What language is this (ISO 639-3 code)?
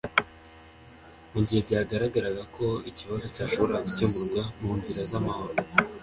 kin